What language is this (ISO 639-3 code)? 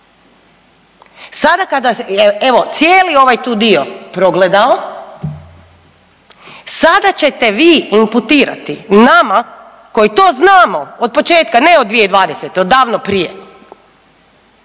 hrv